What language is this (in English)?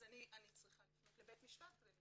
Hebrew